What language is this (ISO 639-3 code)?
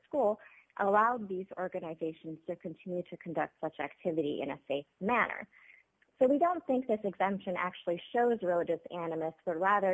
eng